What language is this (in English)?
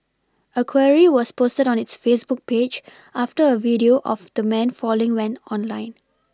English